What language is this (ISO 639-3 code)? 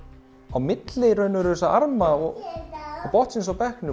isl